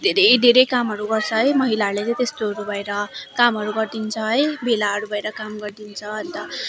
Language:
Nepali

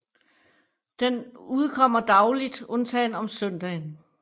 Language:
Danish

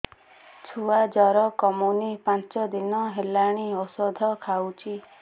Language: Odia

